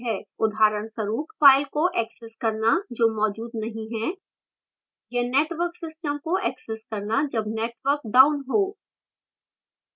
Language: Hindi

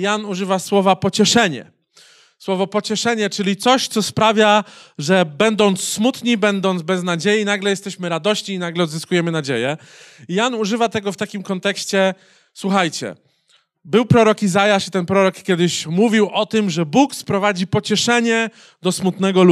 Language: Polish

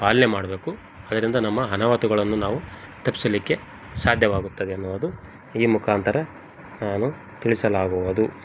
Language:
Kannada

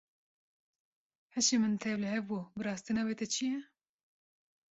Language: Kurdish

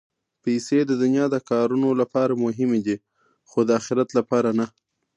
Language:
Pashto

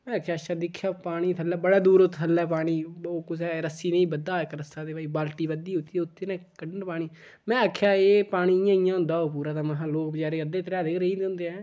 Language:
Dogri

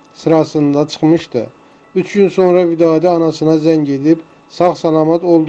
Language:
Turkish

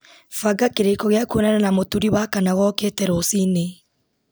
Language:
Kikuyu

